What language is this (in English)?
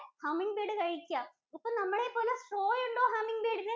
Malayalam